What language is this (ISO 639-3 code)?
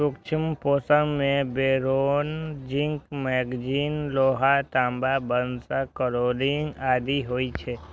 mai